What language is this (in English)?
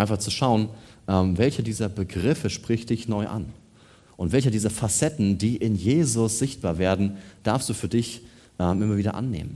German